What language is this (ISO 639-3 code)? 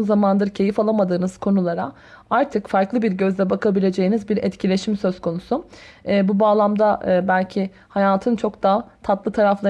tur